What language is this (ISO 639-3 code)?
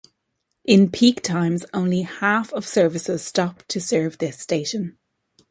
eng